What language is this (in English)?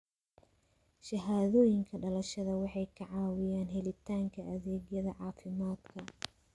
Somali